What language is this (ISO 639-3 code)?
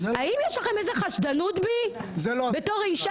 heb